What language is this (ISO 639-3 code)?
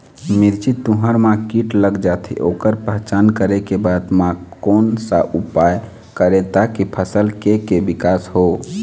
hne